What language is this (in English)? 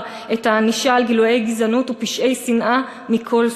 Hebrew